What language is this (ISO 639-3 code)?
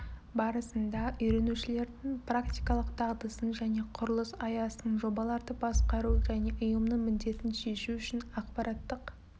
kaz